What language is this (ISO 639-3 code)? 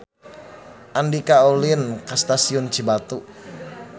sun